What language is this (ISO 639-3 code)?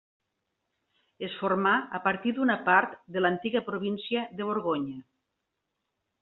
cat